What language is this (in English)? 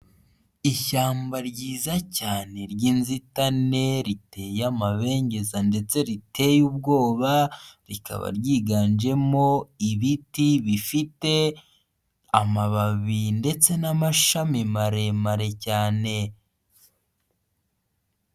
Kinyarwanda